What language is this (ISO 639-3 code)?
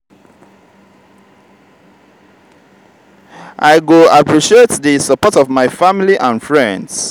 pcm